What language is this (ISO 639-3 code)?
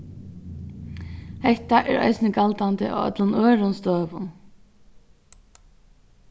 fao